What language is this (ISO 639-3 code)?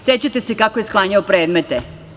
srp